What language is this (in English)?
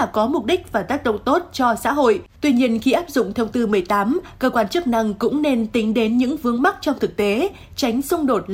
Vietnamese